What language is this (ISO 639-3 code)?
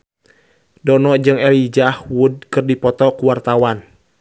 sun